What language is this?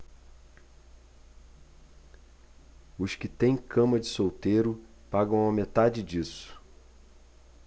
Portuguese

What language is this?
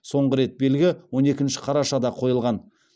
Kazakh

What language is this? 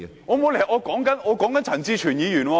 Cantonese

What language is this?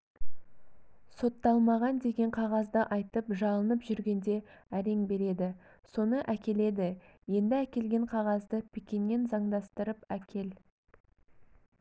Kazakh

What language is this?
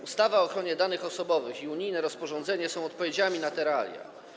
Polish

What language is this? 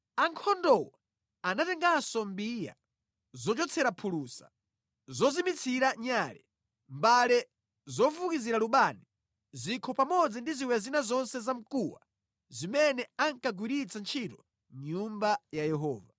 Nyanja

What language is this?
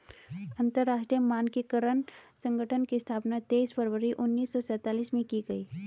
Hindi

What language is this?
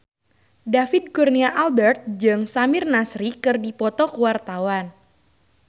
Sundanese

